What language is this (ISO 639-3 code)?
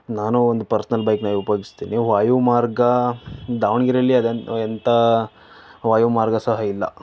kan